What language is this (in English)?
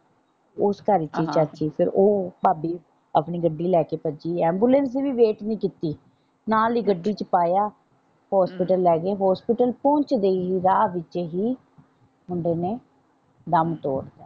Punjabi